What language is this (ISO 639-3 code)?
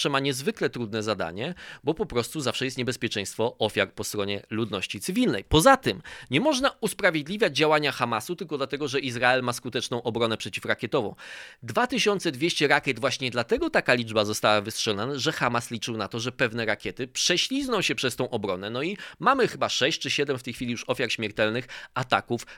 pol